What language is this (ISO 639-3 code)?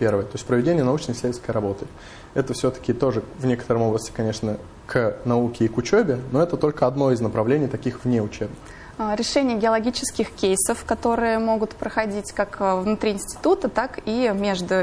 rus